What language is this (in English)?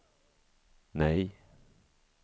Swedish